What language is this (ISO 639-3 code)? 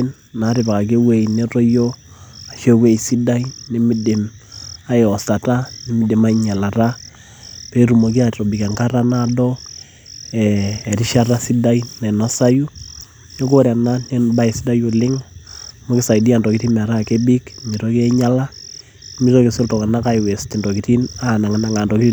mas